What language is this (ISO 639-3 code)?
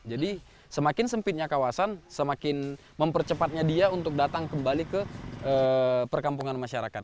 ind